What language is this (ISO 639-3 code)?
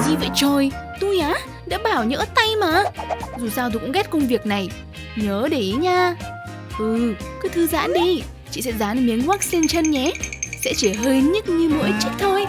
vie